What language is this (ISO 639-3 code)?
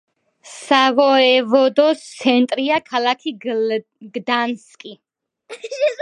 kat